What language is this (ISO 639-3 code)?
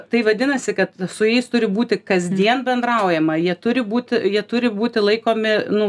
lit